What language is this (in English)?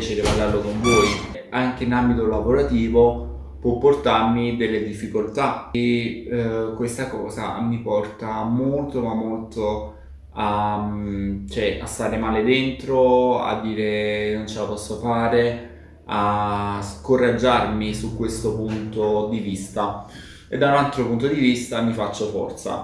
Italian